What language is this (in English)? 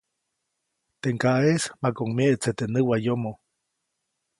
Copainalá Zoque